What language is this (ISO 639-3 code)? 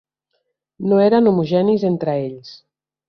cat